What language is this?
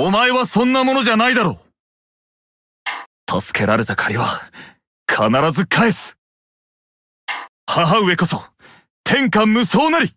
Japanese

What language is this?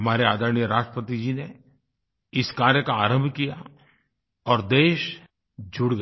Hindi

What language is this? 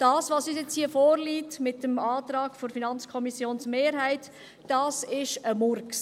Swiss German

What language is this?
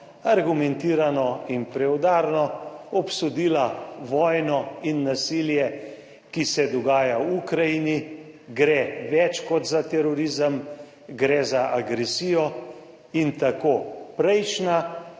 Slovenian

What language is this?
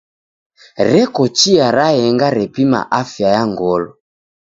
Taita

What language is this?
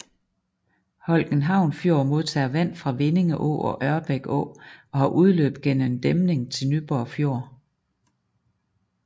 Danish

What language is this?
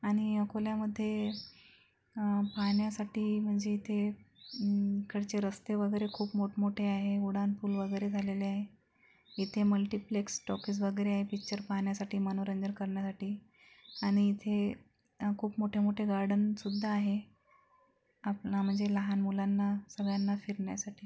Marathi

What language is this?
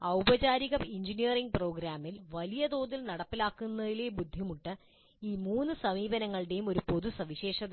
Malayalam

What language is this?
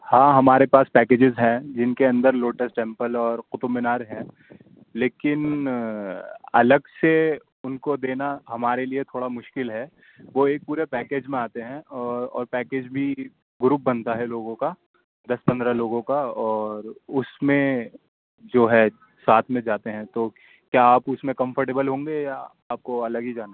Urdu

